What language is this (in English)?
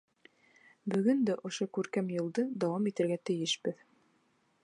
Bashkir